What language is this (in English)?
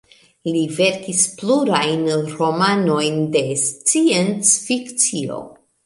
Esperanto